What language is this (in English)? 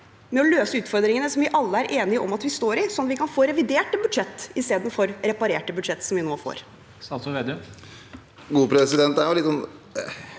Norwegian